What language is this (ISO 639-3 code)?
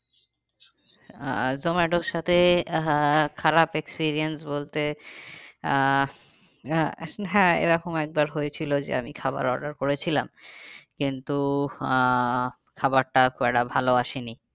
ben